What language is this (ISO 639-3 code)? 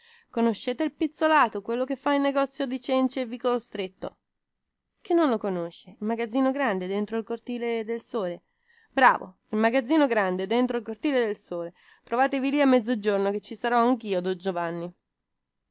ita